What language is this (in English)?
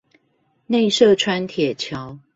Chinese